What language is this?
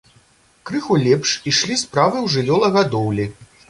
Belarusian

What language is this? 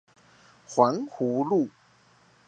Chinese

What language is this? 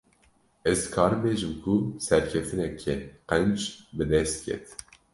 Kurdish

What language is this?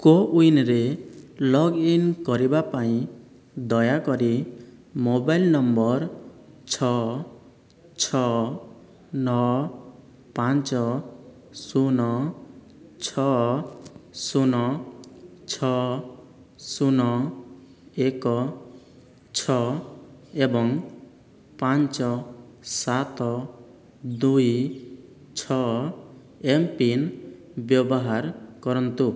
Odia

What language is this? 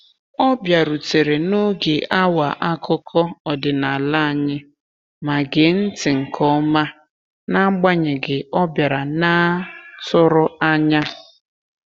Igbo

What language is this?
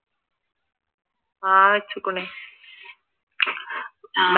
Malayalam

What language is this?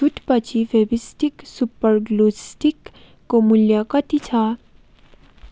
Nepali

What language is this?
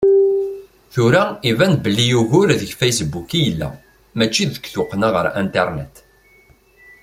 Kabyle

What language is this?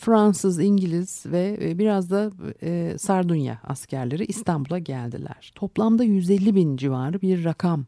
Turkish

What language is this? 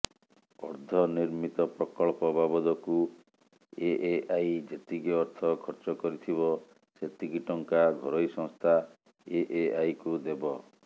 Odia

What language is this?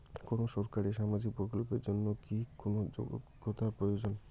Bangla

